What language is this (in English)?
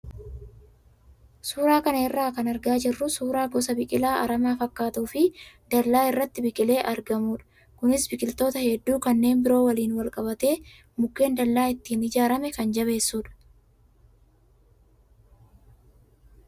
Oromo